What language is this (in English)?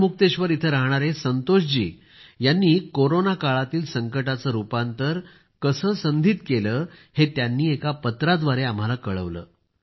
Marathi